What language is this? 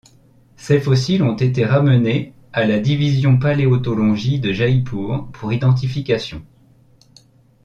French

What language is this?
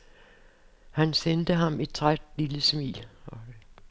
Danish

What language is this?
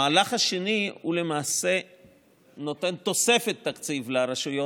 Hebrew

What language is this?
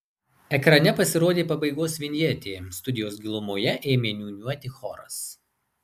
Lithuanian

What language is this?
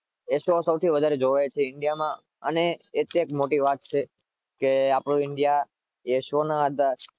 Gujarati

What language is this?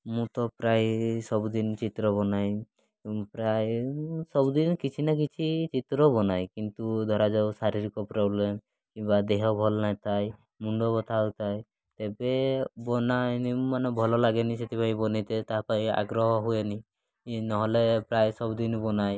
Odia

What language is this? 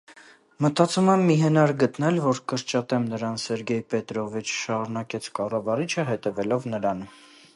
Armenian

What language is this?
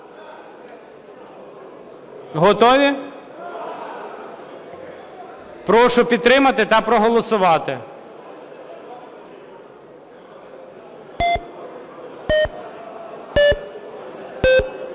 Ukrainian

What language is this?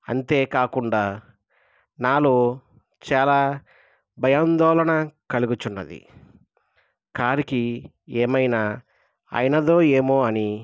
Telugu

